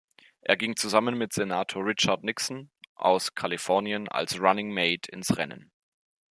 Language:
German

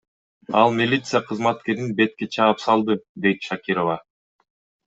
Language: Kyrgyz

